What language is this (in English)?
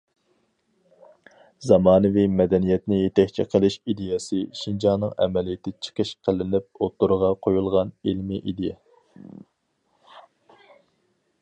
Uyghur